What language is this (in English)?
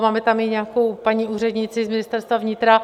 Czech